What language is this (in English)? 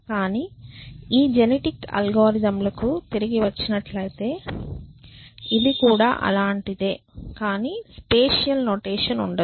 Telugu